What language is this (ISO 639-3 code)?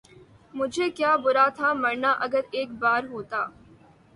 urd